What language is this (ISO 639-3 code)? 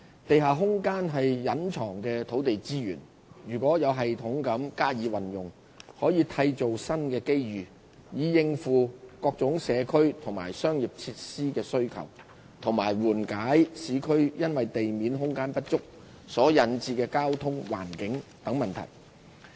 yue